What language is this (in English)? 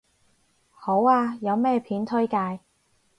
Cantonese